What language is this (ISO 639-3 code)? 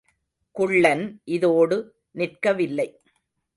tam